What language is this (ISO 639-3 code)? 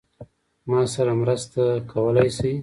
pus